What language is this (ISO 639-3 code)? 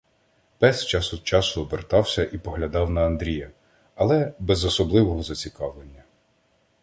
ukr